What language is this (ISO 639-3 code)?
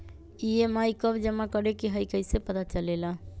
mag